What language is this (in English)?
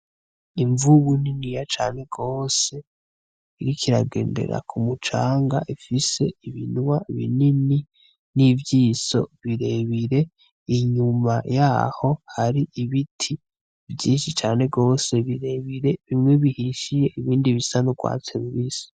Rundi